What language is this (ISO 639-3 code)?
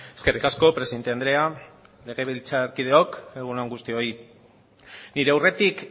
eus